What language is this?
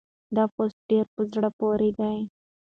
Pashto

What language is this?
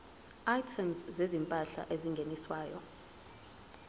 Zulu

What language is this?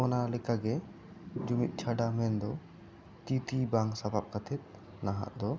Santali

